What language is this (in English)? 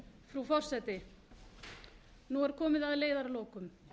Icelandic